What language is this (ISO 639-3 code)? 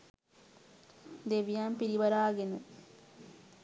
sin